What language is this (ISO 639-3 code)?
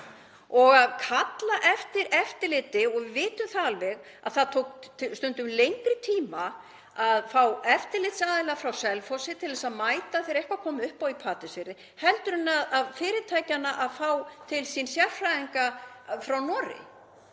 isl